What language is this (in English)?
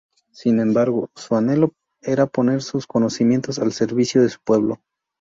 Spanish